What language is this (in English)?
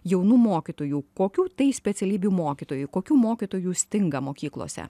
Lithuanian